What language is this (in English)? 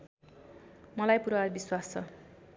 Nepali